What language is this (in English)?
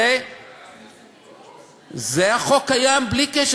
Hebrew